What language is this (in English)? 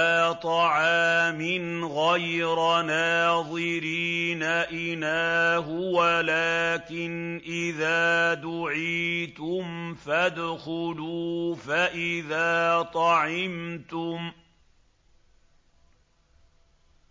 Arabic